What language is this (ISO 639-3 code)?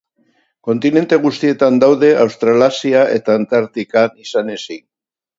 eus